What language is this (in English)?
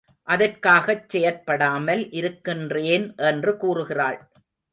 Tamil